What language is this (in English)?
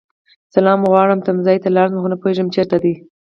Pashto